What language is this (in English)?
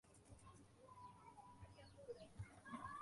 Hausa